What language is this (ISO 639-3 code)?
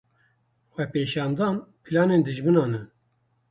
kur